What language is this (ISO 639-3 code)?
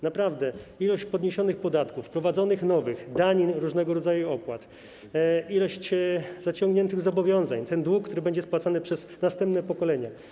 pol